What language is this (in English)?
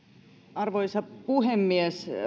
Finnish